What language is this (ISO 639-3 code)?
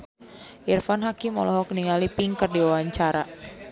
sun